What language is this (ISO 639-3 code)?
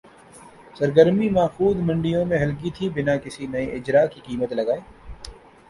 urd